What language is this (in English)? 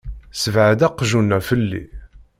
Kabyle